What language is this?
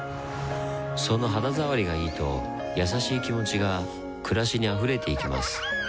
Japanese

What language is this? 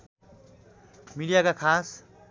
Nepali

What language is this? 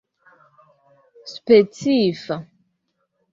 Esperanto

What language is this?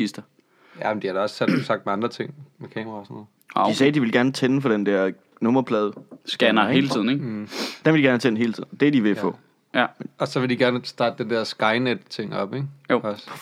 Danish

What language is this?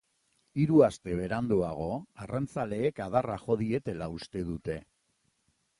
Basque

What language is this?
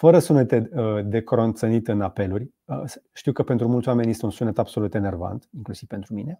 Romanian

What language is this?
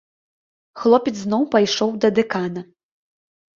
Belarusian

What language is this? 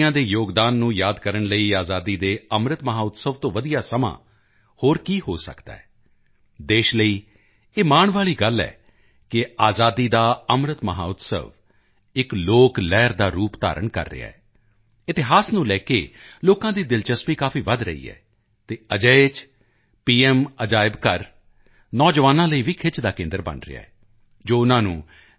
Punjabi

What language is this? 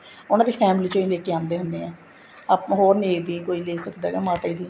Punjabi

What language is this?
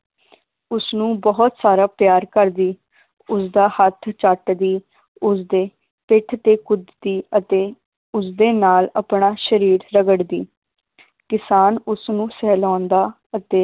Punjabi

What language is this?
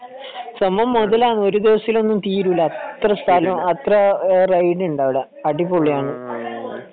Malayalam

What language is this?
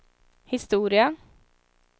Swedish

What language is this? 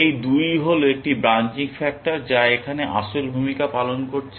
Bangla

